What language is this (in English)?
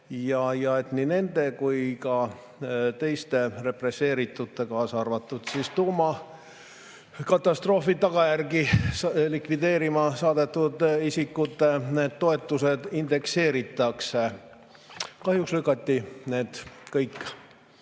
Estonian